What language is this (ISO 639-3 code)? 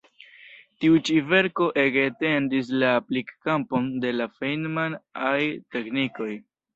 epo